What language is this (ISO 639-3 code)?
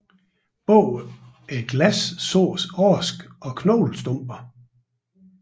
dan